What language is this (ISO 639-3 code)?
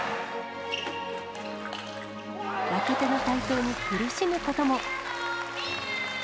jpn